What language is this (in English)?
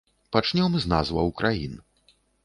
Belarusian